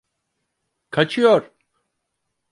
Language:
Turkish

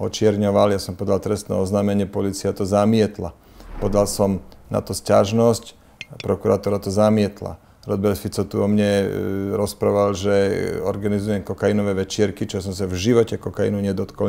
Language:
Slovak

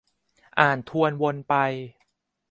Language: Thai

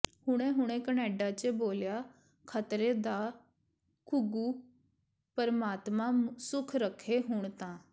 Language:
Punjabi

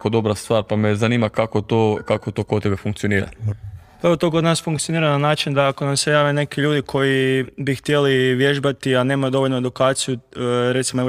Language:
Croatian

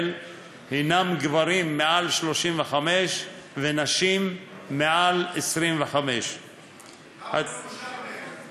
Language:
Hebrew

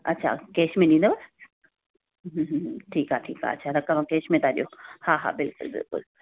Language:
Sindhi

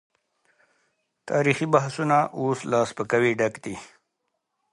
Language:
Pashto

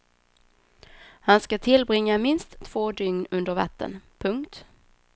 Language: Swedish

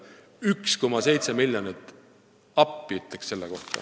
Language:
Estonian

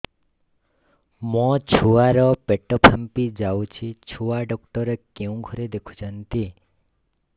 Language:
Odia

